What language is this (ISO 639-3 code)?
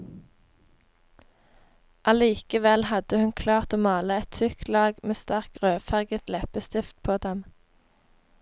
nor